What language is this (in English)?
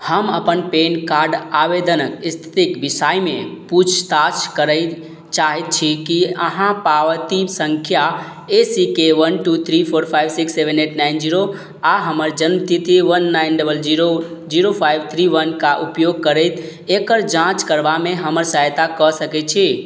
Maithili